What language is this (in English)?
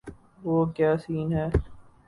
Urdu